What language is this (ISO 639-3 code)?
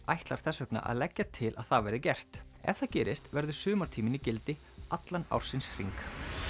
isl